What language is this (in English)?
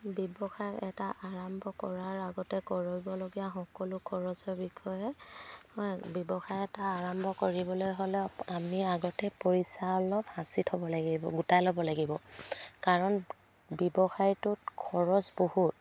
Assamese